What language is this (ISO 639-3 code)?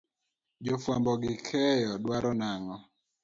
luo